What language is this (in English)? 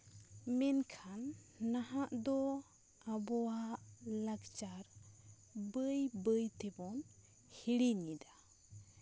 Santali